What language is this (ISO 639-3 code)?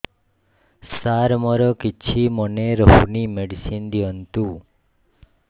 ori